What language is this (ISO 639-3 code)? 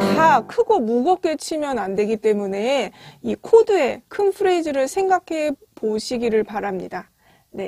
kor